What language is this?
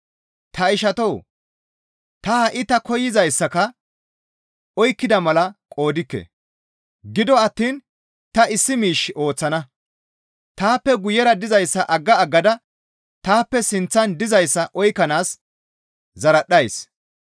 Gamo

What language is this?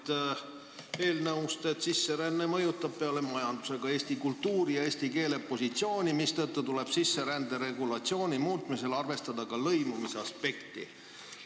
Estonian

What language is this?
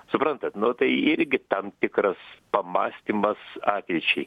Lithuanian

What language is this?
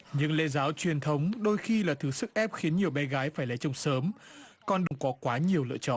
Vietnamese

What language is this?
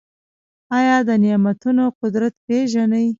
Pashto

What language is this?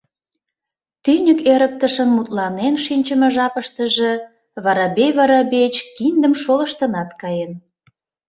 Mari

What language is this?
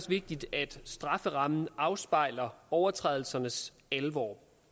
Danish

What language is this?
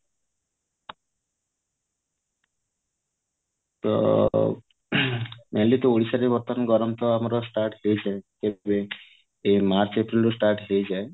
Odia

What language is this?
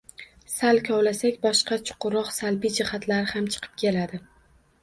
Uzbek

